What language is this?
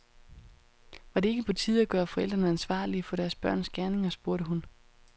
Danish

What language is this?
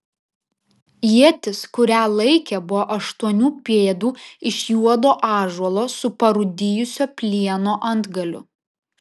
Lithuanian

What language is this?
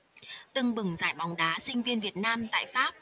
Vietnamese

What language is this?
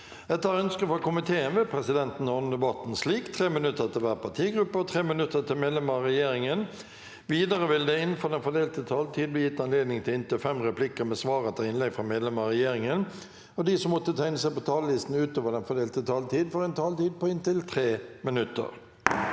Norwegian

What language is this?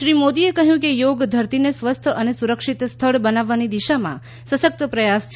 Gujarati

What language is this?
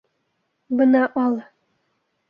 Bashkir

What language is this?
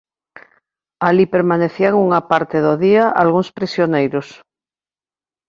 Galician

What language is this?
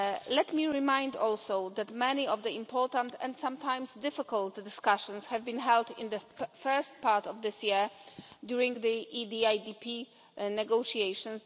English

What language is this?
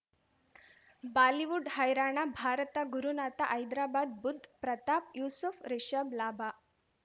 Kannada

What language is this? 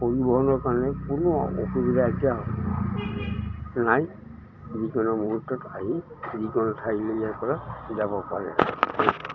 Assamese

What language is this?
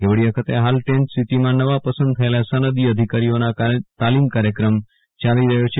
Gujarati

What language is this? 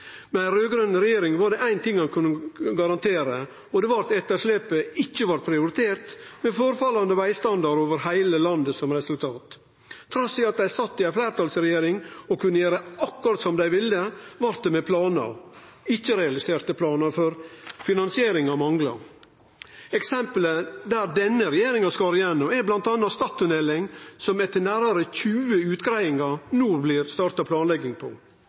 Norwegian Nynorsk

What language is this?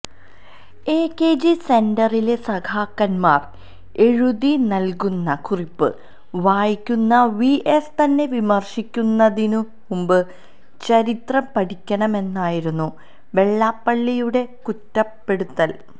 Malayalam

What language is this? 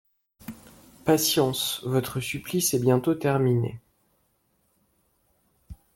French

